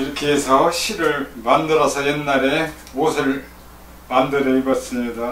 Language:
Korean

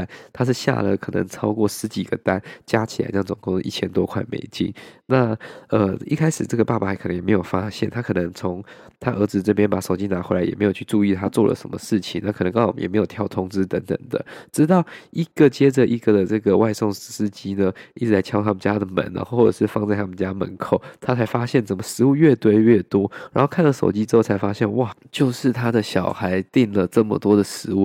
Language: Chinese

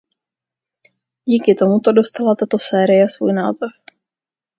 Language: Czech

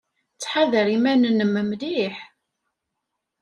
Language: Kabyle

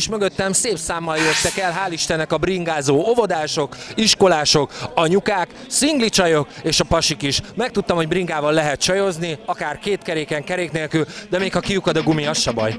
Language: Hungarian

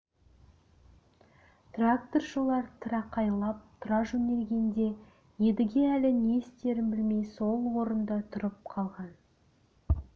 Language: Kazakh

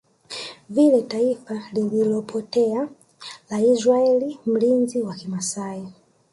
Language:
Swahili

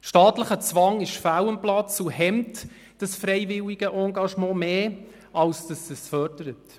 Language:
Swiss German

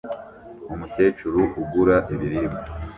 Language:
Kinyarwanda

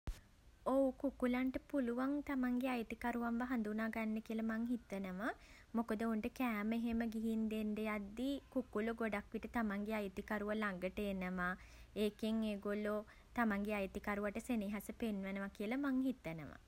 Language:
Sinhala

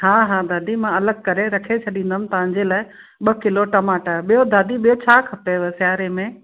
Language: Sindhi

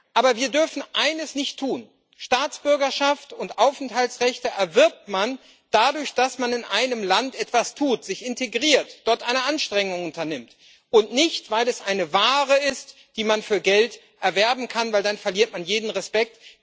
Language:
German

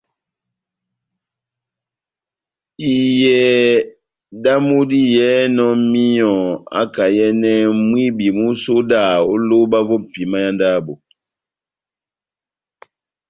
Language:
Batanga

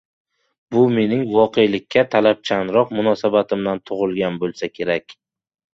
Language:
Uzbek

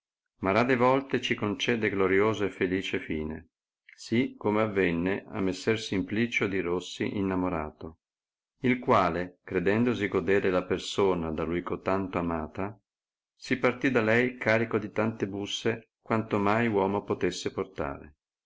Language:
Italian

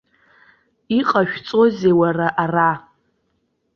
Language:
Abkhazian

